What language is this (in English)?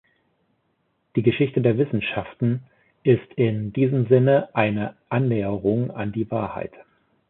German